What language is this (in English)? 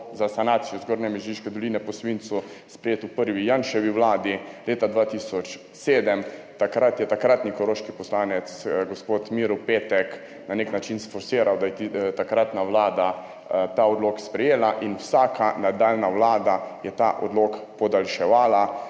Slovenian